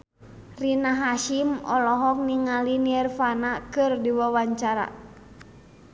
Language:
Sundanese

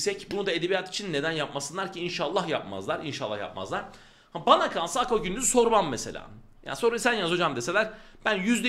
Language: Turkish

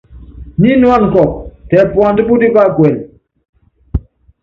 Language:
Yangben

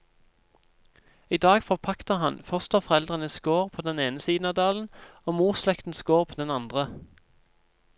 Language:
Norwegian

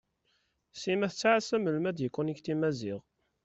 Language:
Kabyle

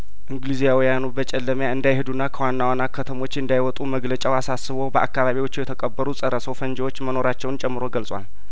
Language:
Amharic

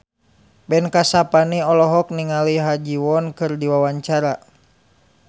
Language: Sundanese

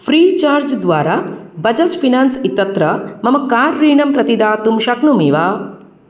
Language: Sanskrit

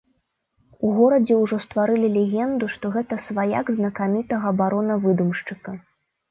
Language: Belarusian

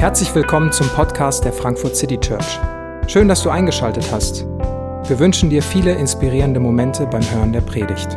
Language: German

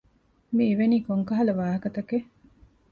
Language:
Divehi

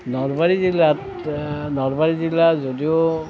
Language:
Assamese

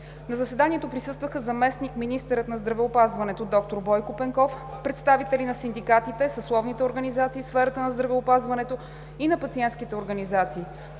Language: Bulgarian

